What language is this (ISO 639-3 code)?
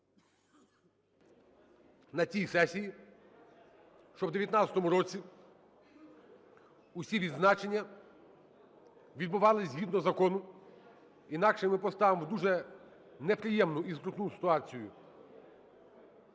ukr